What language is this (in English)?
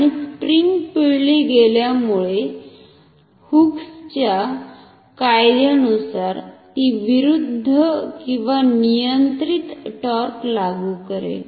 Marathi